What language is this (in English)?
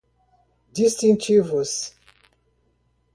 Portuguese